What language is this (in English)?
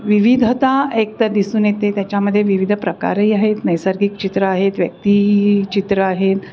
Marathi